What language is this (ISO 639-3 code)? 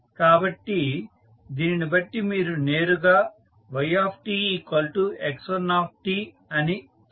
tel